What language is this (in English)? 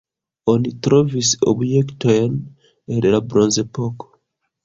Esperanto